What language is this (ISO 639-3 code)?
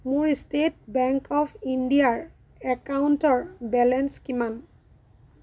asm